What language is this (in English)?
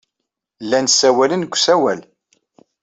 Kabyle